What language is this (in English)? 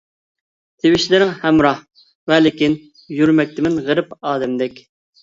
Uyghur